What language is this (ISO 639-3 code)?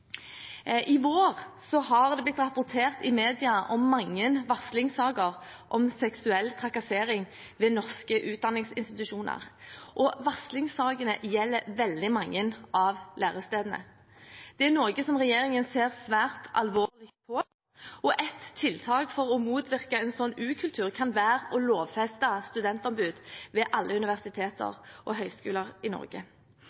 nob